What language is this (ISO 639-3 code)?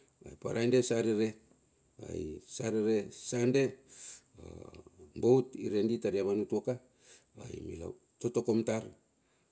bxf